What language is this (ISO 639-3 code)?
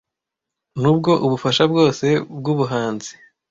kin